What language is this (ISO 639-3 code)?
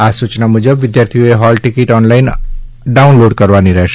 guj